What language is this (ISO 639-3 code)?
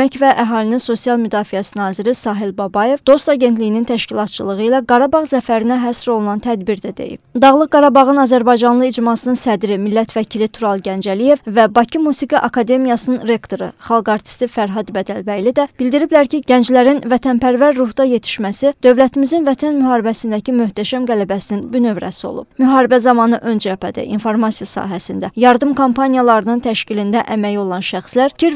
tur